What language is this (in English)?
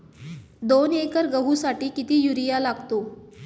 Marathi